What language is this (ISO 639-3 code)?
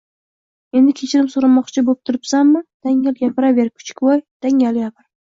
uzb